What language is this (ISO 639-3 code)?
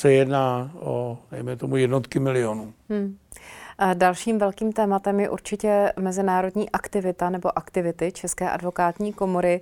ces